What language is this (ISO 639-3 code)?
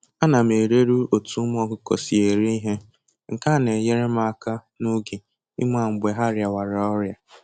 ibo